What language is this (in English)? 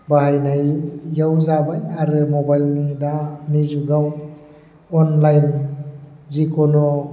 Bodo